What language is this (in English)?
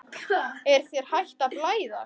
Icelandic